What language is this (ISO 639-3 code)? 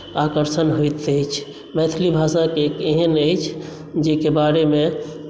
mai